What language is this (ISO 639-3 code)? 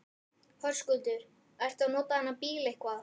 isl